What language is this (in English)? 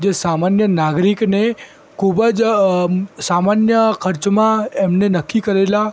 Gujarati